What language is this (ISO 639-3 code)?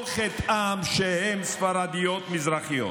heb